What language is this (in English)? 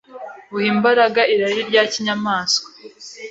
Kinyarwanda